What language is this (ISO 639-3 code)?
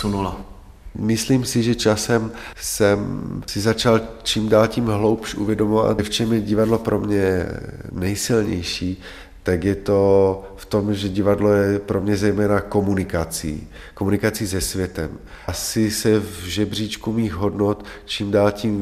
ces